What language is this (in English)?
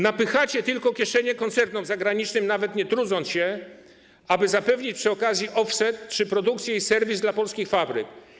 Polish